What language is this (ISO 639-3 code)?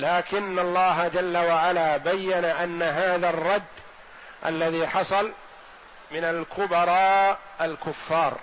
ara